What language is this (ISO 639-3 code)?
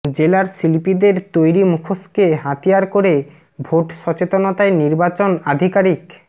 ben